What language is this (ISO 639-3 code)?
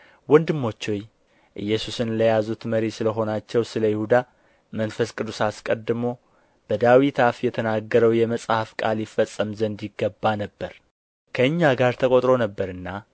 amh